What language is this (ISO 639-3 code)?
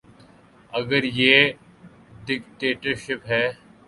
urd